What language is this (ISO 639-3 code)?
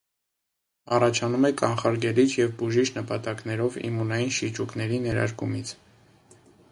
hye